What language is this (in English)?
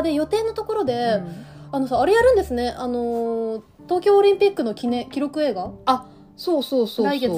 Japanese